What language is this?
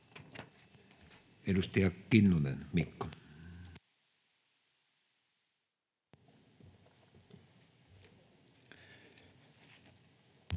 Finnish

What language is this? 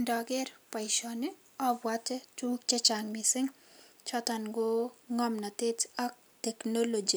Kalenjin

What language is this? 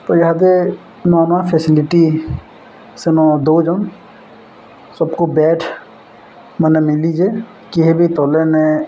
Odia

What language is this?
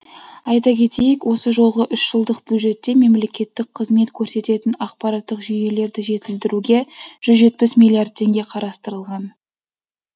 Kazakh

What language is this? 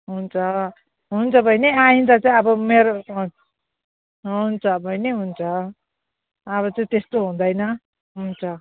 Nepali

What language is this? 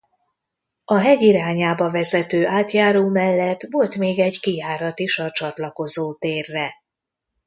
Hungarian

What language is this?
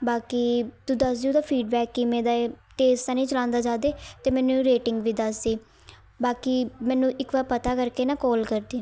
Punjabi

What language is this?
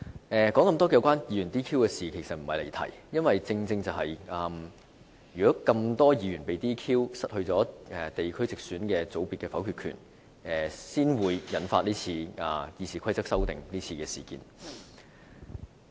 Cantonese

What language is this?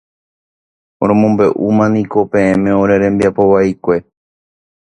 Guarani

